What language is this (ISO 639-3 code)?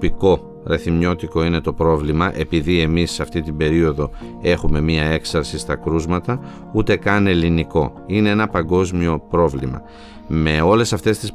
ell